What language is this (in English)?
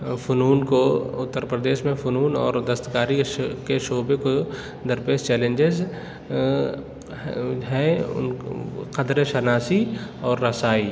Urdu